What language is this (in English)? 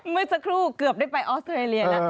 Thai